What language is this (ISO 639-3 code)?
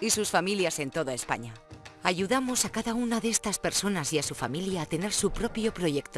spa